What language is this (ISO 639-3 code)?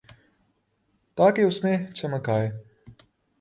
urd